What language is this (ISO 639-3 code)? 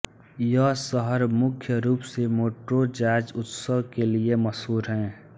hin